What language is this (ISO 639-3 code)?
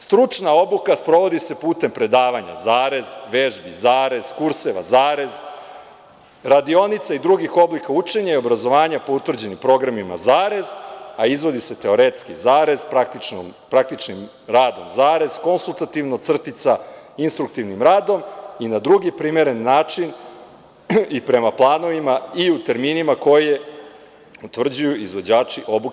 srp